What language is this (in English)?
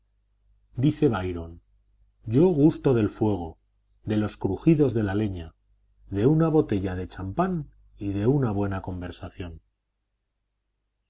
Spanish